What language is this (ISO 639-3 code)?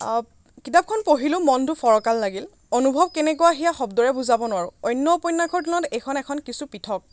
asm